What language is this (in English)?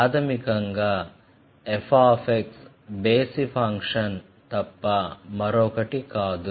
Telugu